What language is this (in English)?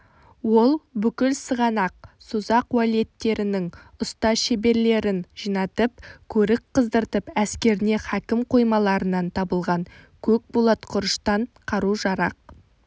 Kazakh